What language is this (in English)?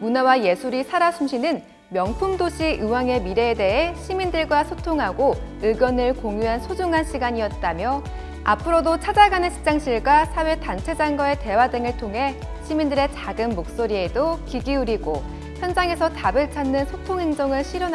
Korean